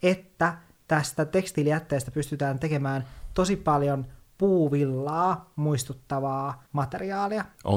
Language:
Finnish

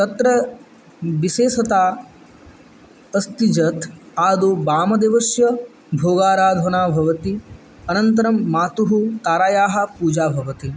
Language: Sanskrit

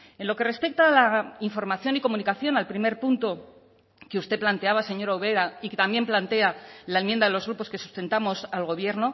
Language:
Spanish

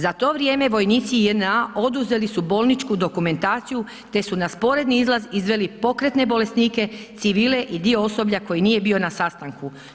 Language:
Croatian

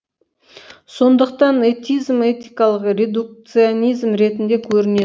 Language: Kazakh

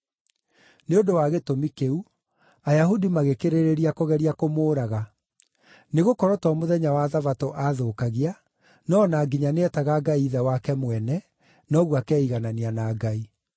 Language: Kikuyu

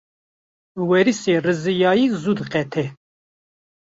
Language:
Kurdish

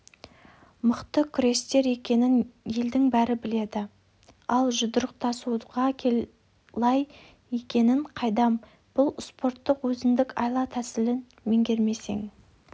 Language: Kazakh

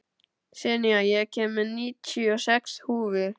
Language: Icelandic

